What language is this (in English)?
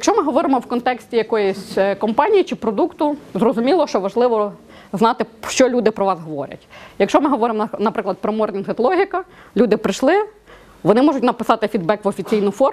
Ukrainian